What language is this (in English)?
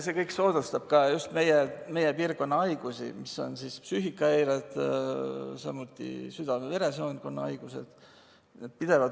Estonian